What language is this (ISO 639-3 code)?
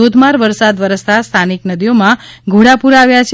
guj